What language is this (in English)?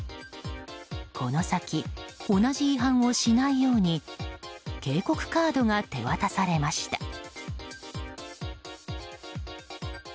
Japanese